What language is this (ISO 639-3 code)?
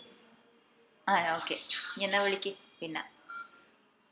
mal